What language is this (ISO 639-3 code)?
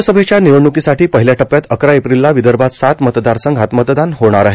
mar